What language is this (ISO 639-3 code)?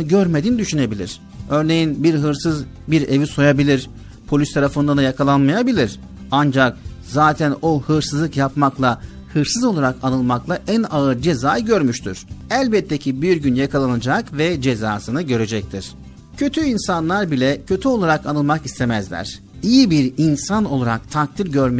tur